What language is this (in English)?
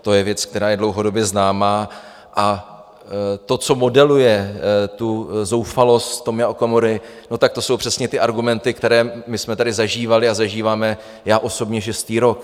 Czech